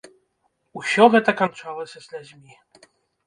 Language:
Belarusian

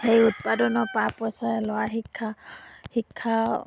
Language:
Assamese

